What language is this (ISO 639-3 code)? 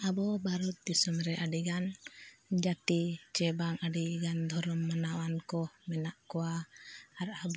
sat